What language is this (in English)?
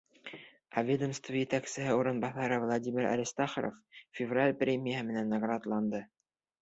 Bashkir